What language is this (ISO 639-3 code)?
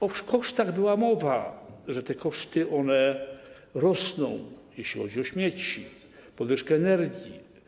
pol